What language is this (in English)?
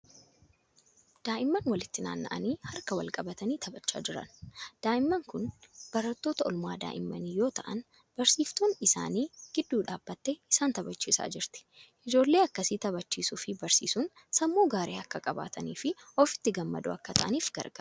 Oromo